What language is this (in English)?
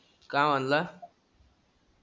Marathi